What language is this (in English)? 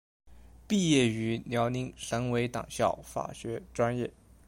Chinese